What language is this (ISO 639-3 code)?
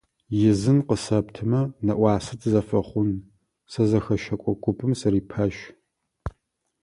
ady